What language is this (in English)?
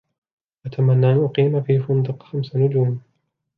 Arabic